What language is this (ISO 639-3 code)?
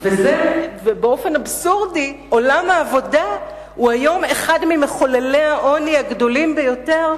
heb